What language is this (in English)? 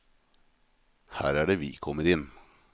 Norwegian